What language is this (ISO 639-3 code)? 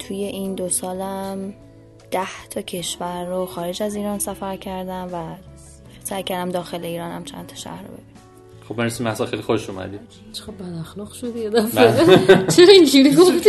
fas